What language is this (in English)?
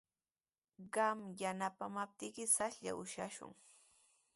Sihuas Ancash Quechua